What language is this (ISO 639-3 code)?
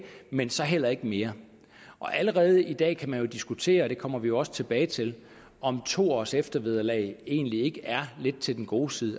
dan